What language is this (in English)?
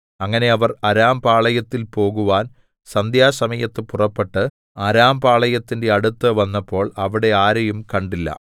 Malayalam